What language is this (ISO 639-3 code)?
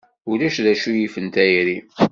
kab